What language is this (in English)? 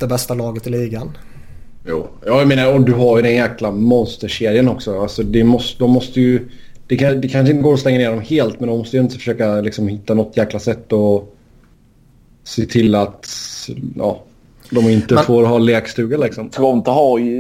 Swedish